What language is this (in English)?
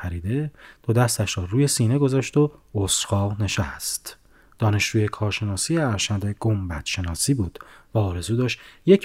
Persian